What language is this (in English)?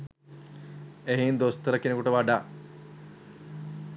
Sinhala